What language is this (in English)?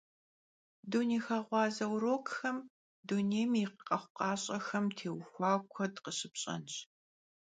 Kabardian